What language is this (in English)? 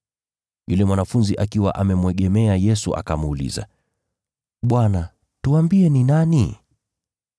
Swahili